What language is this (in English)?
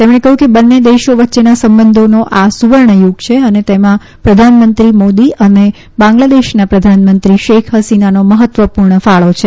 Gujarati